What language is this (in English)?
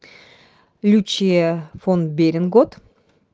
Russian